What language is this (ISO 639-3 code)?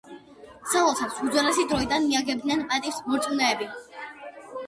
kat